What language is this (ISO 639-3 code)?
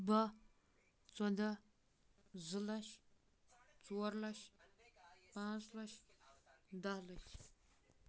kas